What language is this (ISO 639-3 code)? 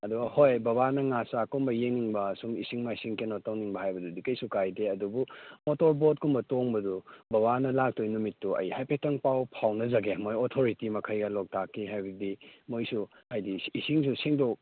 mni